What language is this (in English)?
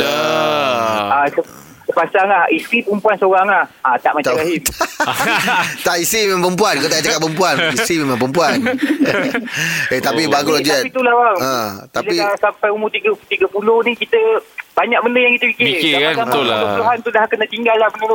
Malay